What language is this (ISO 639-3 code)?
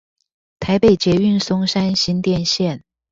zho